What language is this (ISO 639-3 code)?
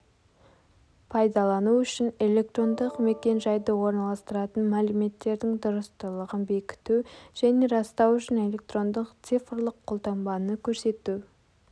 kaz